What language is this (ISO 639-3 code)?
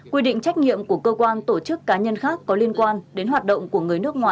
vie